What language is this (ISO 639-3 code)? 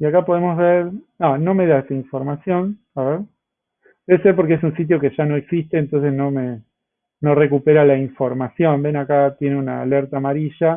spa